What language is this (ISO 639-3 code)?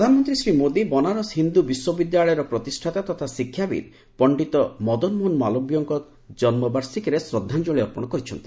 ori